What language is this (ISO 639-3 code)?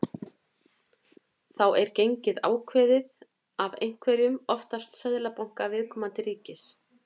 isl